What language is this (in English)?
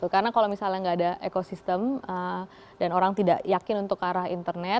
Indonesian